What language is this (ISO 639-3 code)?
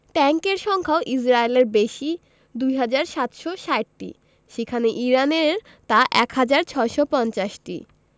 ben